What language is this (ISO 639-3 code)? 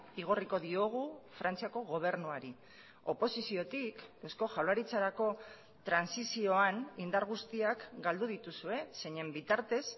eus